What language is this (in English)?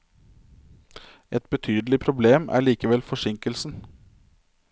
Norwegian